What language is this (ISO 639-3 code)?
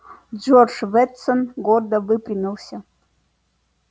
rus